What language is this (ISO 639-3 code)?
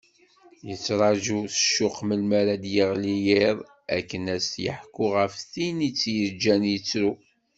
kab